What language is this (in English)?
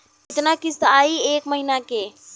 Bhojpuri